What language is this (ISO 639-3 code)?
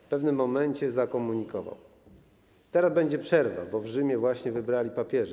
pol